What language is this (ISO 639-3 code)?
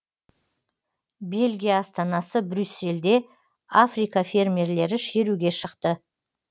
kaz